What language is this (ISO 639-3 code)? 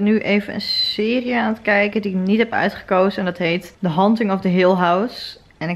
nld